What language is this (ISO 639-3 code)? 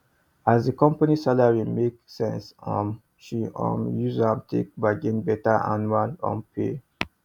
pcm